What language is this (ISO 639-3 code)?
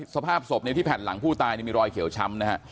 tha